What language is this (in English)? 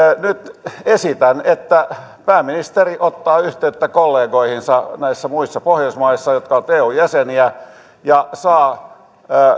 Finnish